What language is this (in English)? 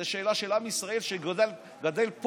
Hebrew